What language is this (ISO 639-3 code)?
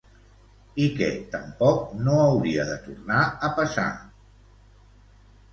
cat